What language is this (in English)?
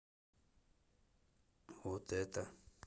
Russian